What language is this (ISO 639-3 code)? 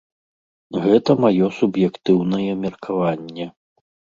bel